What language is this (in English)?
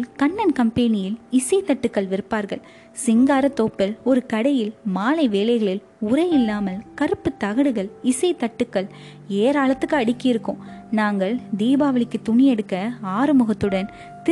Tamil